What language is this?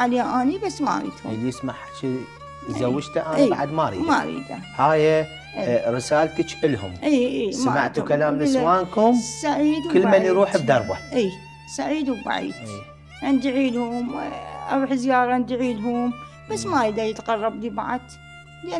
Arabic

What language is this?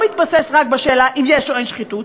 Hebrew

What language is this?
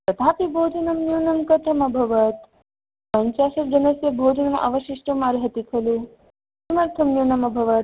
Sanskrit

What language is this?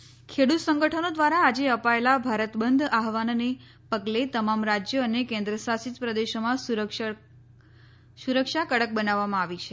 Gujarati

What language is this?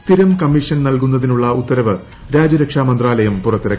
Malayalam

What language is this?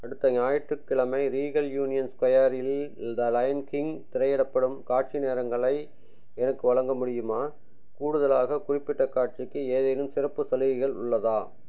Tamil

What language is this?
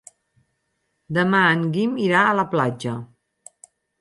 Catalan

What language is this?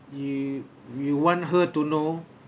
English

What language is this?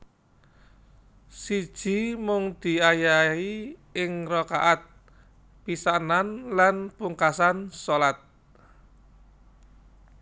Javanese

